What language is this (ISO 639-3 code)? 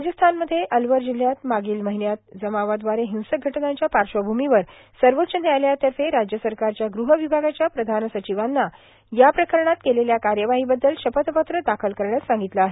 mar